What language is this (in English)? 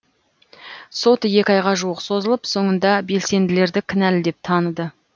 Kazakh